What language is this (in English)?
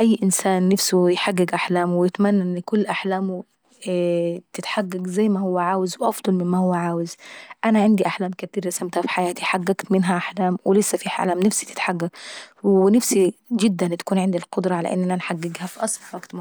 Saidi Arabic